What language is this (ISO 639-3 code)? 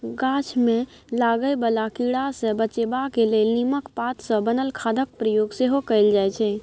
mai